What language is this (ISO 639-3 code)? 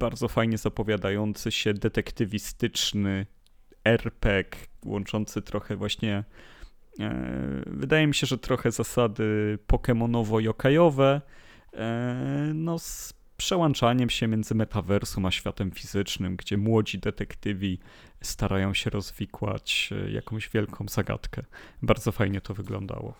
pol